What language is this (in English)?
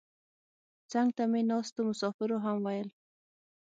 Pashto